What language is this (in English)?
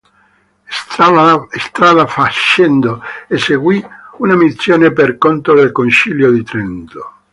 Italian